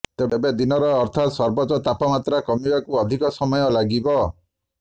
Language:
Odia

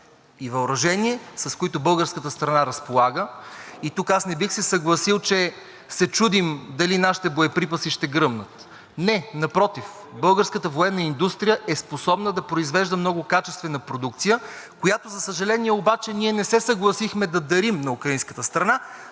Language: Bulgarian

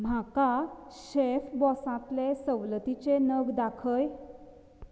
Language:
Konkani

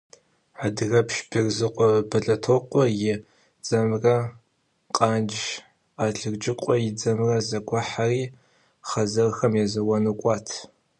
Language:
Kabardian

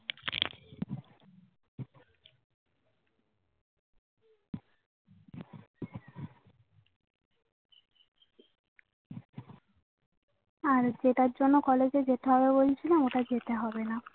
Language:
Bangla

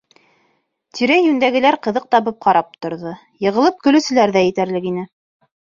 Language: Bashkir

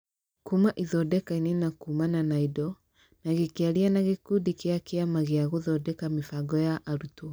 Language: Kikuyu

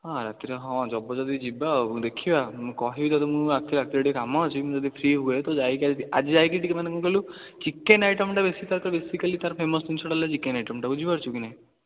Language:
Odia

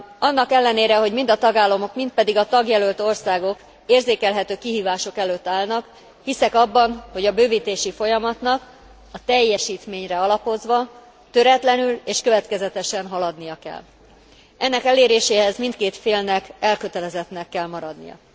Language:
Hungarian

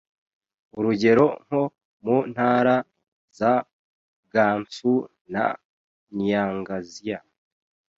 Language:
Kinyarwanda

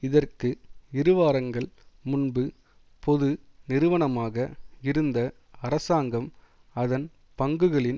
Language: Tamil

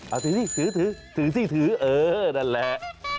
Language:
Thai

